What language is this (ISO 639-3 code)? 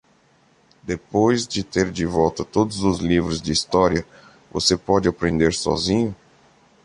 por